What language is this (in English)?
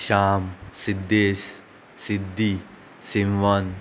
Konkani